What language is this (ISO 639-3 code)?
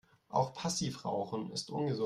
deu